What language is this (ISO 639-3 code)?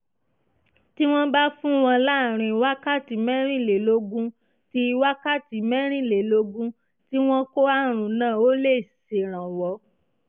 yor